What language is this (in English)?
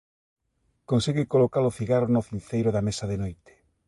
Galician